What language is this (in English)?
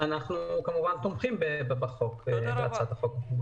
Hebrew